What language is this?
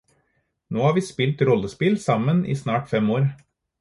Norwegian Bokmål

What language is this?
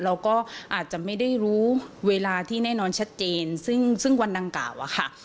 Thai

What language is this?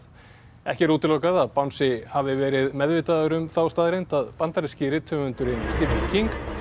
Icelandic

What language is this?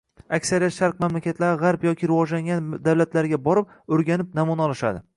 Uzbek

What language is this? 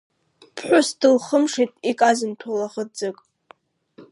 Abkhazian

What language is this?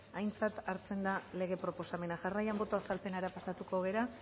Basque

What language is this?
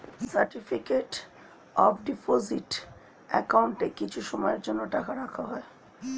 Bangla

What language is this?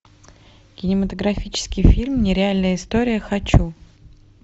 Russian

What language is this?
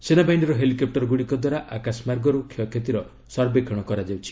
Odia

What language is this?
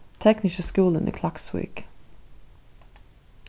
Faroese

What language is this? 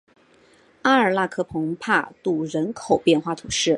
Chinese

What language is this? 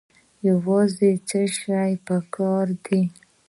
Pashto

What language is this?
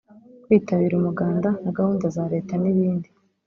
Kinyarwanda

